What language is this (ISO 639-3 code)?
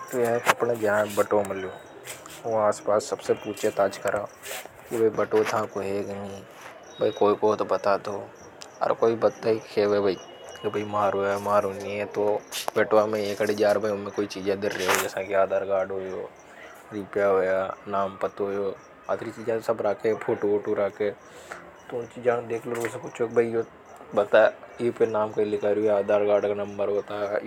hoj